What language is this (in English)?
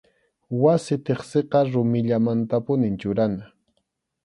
Arequipa-La Unión Quechua